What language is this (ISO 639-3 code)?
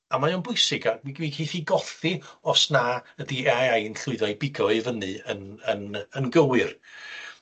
cym